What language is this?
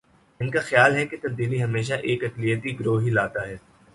Urdu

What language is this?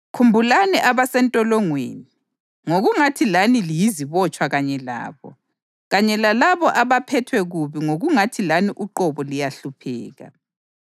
North Ndebele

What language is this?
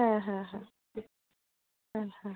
Bangla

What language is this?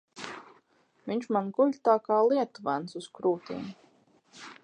Latvian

